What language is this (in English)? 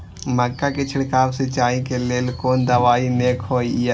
Maithili